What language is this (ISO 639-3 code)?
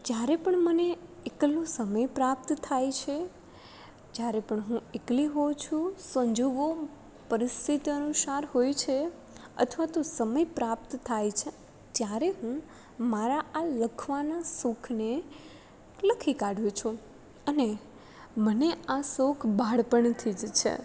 guj